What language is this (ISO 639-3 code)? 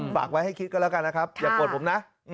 tha